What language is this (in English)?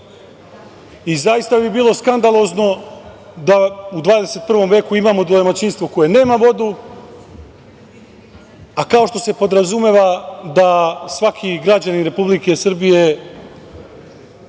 Serbian